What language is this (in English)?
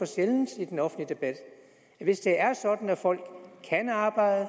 Danish